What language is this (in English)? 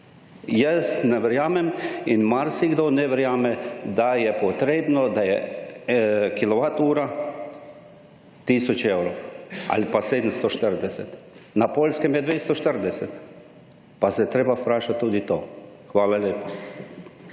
Slovenian